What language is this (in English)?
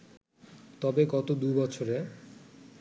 Bangla